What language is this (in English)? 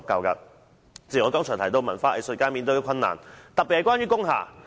Cantonese